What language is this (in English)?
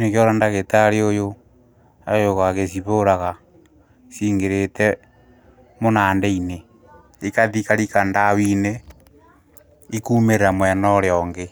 Kikuyu